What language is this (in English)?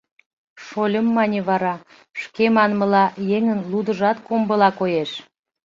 Mari